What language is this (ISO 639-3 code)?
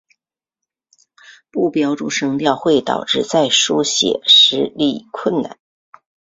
zho